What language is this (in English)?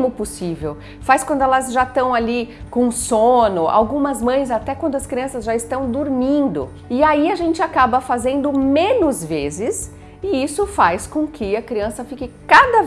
Portuguese